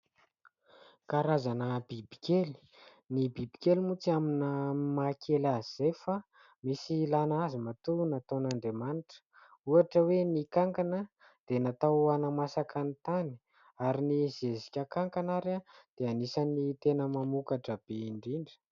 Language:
Malagasy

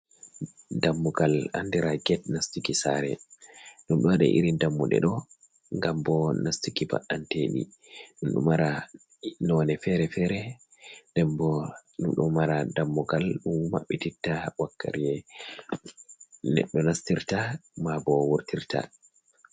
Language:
Fula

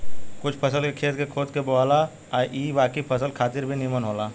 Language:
Bhojpuri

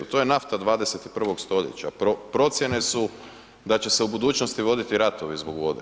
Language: Croatian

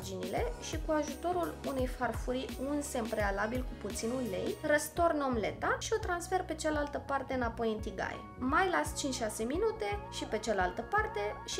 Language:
Romanian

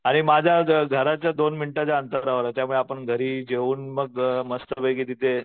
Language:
Marathi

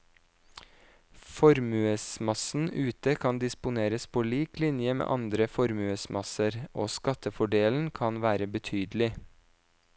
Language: Norwegian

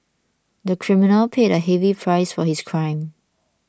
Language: English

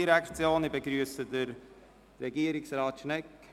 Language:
Swiss German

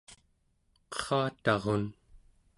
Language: Central Yupik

